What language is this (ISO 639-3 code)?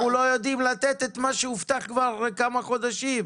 heb